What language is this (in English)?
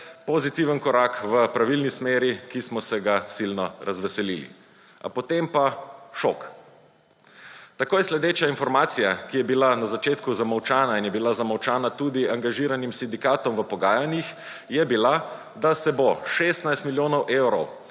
Slovenian